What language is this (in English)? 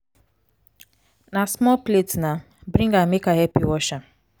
Nigerian Pidgin